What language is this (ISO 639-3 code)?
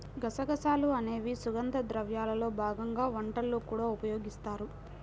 tel